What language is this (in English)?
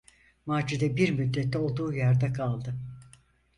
Turkish